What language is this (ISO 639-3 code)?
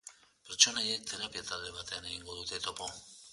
eus